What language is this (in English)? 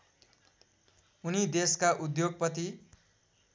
Nepali